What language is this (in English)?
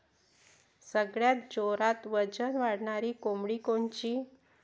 Marathi